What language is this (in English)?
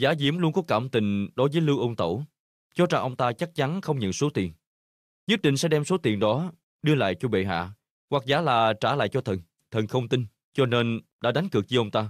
Vietnamese